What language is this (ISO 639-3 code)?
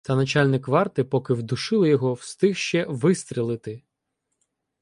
ukr